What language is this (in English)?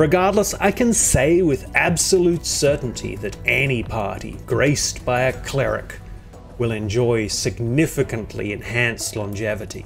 English